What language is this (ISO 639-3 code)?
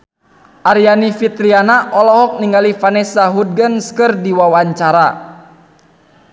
sun